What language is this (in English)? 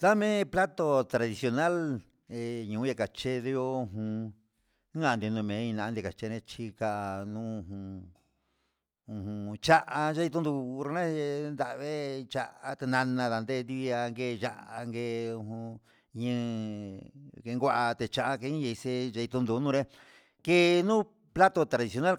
Huitepec Mixtec